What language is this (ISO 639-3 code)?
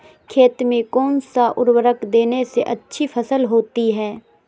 mag